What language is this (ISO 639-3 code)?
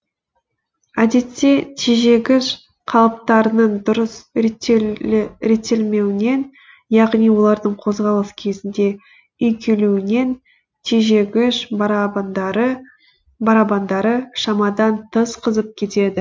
kaz